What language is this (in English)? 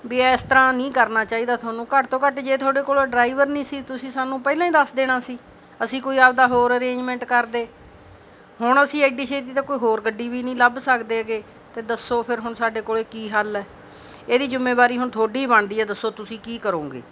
Punjabi